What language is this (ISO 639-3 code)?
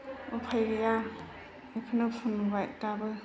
brx